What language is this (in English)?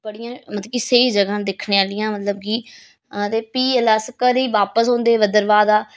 Dogri